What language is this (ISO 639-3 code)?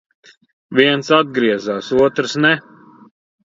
lav